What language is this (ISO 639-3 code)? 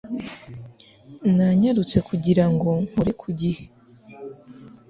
kin